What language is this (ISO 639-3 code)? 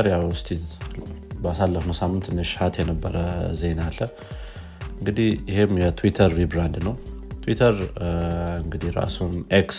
amh